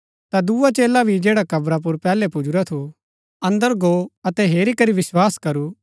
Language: Gaddi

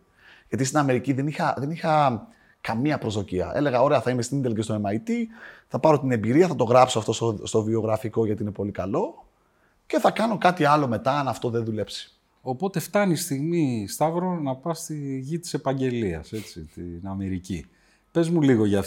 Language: Greek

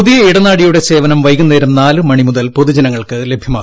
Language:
Malayalam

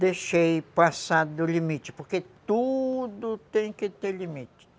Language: Portuguese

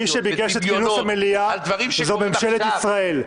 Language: Hebrew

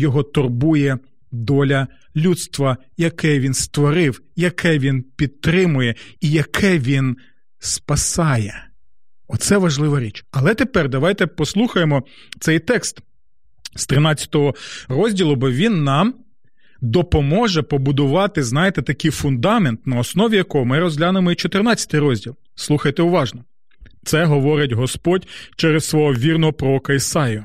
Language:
Ukrainian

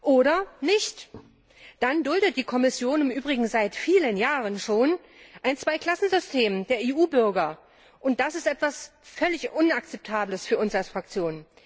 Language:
German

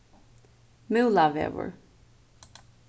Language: Faroese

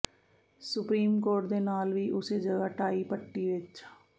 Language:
Punjabi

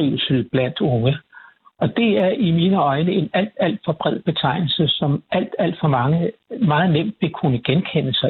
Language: Danish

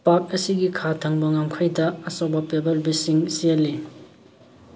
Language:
Manipuri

